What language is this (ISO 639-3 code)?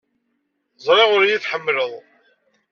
kab